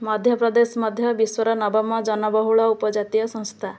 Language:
Odia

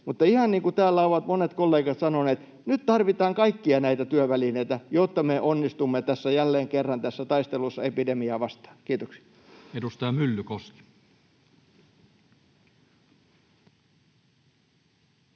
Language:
Finnish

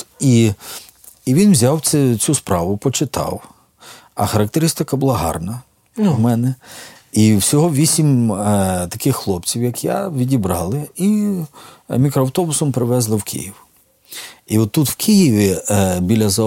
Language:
Ukrainian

